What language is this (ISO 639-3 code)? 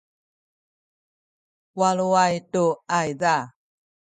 szy